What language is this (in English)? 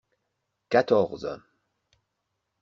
French